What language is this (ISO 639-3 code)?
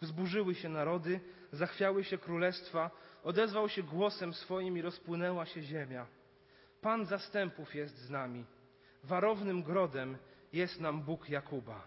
pol